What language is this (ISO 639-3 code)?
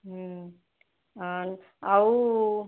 ori